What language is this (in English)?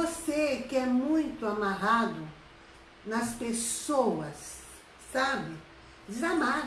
Portuguese